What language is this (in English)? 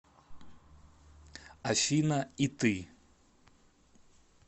Russian